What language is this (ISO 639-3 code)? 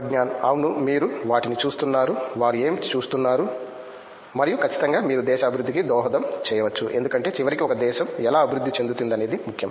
tel